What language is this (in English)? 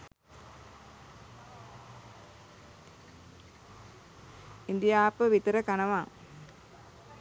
Sinhala